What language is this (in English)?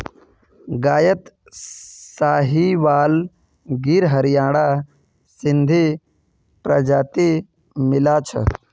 Magahi